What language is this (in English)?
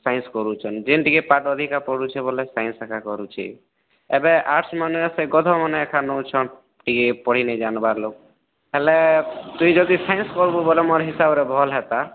Odia